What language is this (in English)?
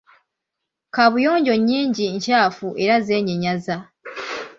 Ganda